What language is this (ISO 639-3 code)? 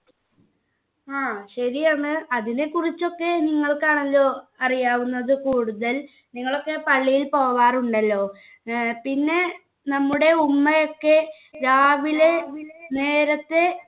mal